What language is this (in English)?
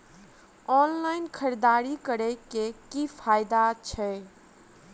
Maithili